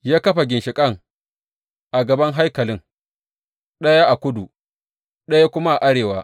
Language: Hausa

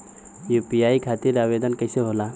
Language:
Bhojpuri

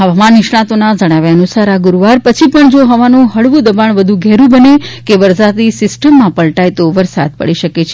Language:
Gujarati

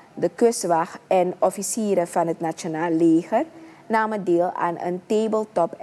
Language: Dutch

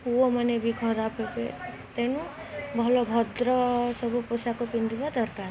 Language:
Odia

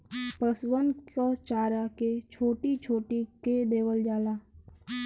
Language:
Bhojpuri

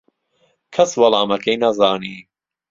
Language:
Central Kurdish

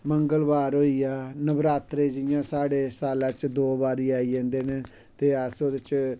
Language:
Dogri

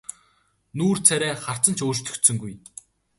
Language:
Mongolian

